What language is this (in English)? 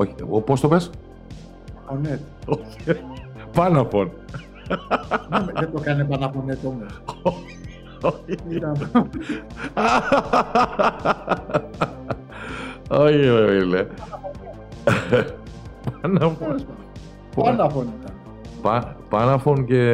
Greek